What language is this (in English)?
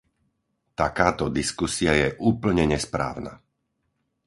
Slovak